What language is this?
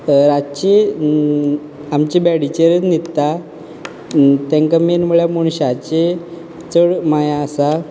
Konkani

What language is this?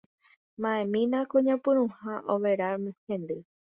Guarani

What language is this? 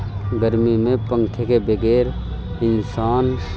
Urdu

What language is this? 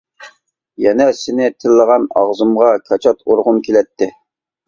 Uyghur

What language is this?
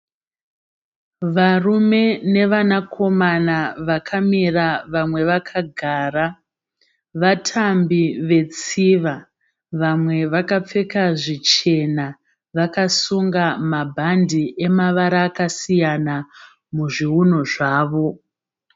Shona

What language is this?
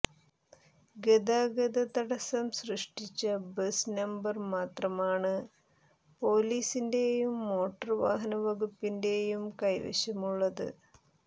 Malayalam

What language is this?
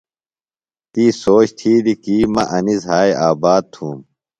Phalura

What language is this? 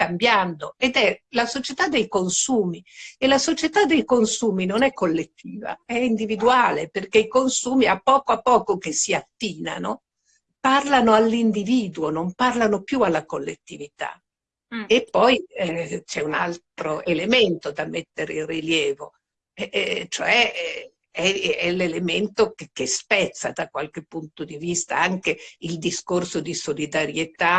Italian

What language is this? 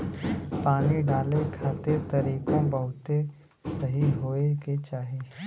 Bhojpuri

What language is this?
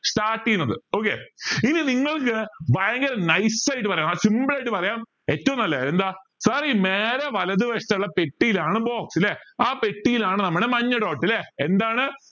Malayalam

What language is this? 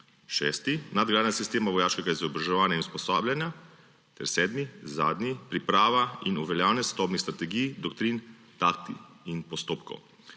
Slovenian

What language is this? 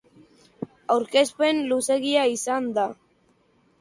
Basque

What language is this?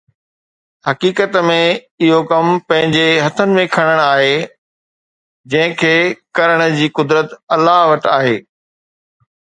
Sindhi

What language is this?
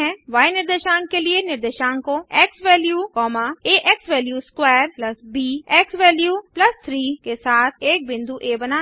Hindi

